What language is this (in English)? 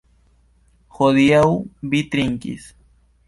Esperanto